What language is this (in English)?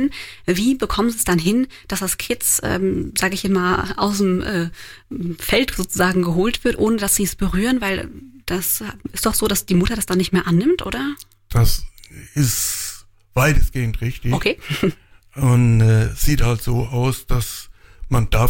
German